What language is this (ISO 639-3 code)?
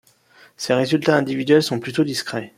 fra